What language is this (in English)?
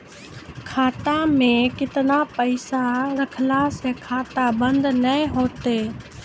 Maithili